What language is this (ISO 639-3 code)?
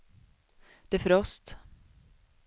swe